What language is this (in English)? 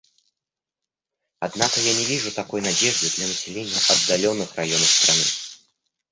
Russian